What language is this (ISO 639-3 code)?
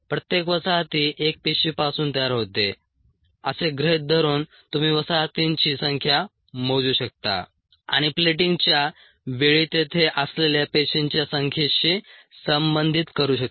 mar